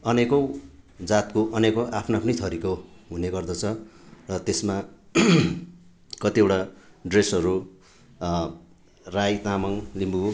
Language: Nepali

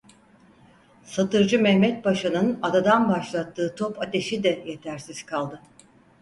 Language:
Turkish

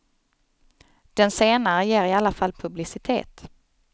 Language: Swedish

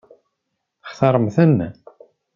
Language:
Kabyle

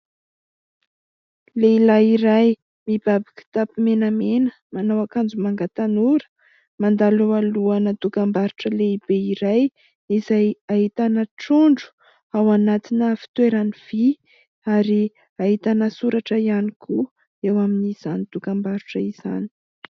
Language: Malagasy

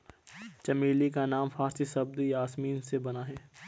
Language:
Hindi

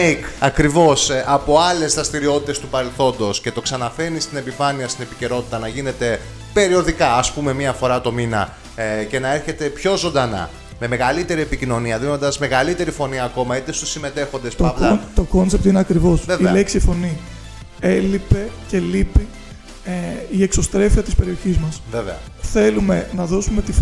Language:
Greek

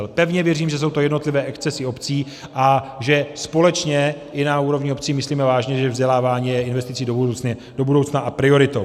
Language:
Czech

